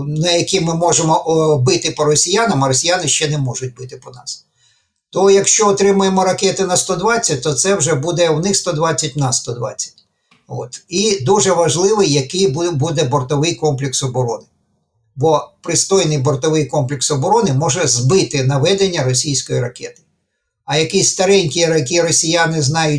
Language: Ukrainian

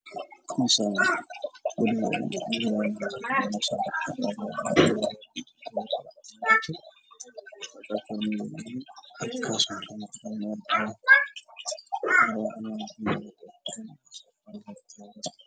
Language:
Somali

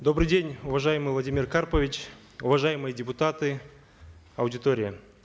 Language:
Kazakh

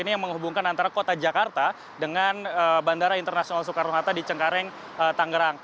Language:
Indonesian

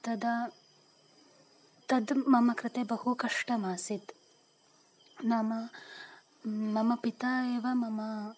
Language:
Sanskrit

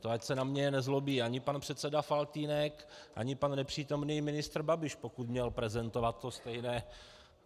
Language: Czech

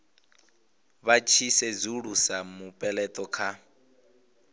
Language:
Venda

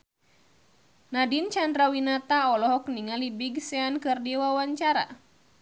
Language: Sundanese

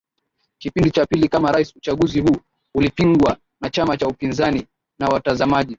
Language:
Swahili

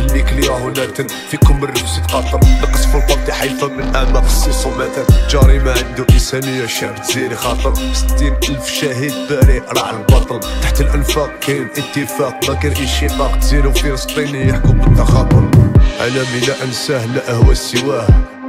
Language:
Arabic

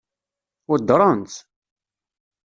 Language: Kabyle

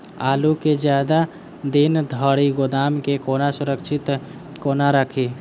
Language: Maithili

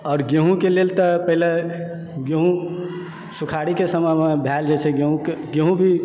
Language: Maithili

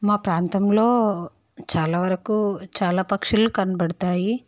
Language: Telugu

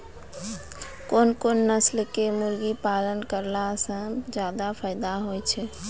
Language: Maithili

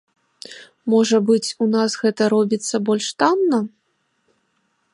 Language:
Belarusian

